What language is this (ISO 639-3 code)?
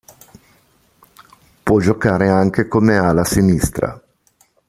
ita